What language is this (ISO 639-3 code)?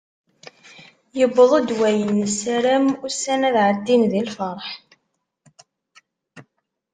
kab